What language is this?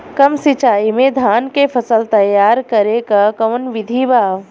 Bhojpuri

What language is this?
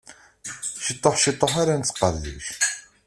Kabyle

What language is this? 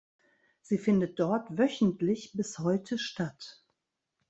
German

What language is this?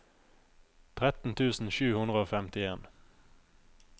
Norwegian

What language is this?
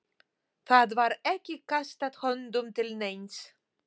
Icelandic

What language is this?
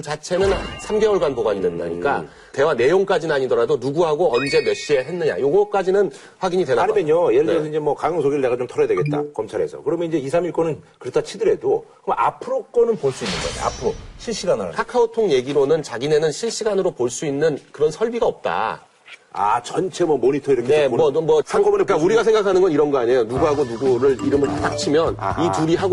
Korean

